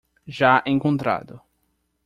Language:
Portuguese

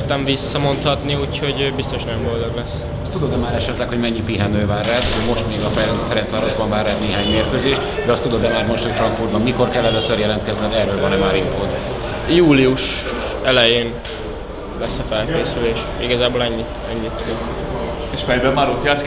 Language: Hungarian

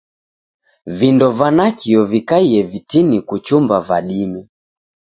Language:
Taita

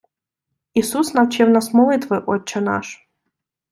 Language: Ukrainian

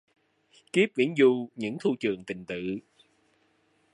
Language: Vietnamese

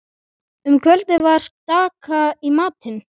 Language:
Icelandic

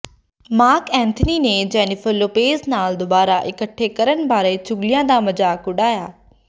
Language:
Punjabi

